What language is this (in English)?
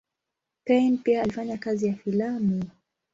Swahili